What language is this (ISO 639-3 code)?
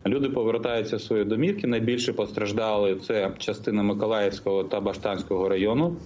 ukr